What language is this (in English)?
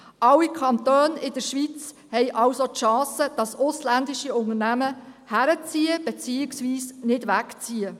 Swiss German